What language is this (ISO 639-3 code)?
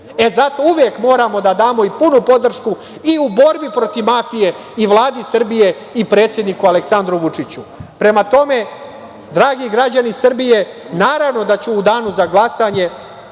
srp